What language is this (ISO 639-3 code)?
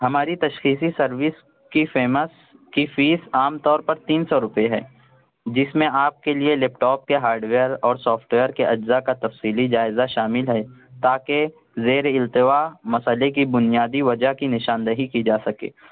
urd